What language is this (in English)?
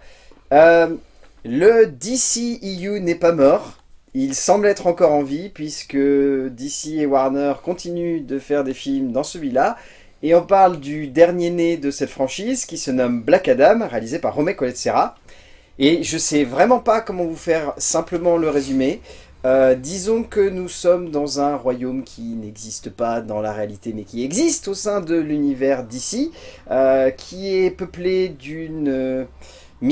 French